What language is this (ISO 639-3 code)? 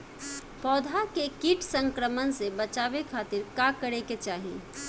bho